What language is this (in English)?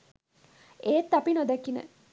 Sinhala